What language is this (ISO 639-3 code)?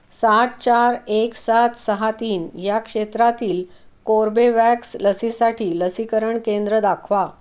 mar